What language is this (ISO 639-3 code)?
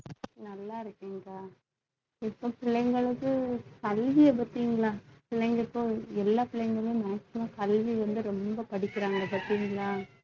tam